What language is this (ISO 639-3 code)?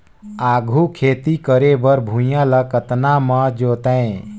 hne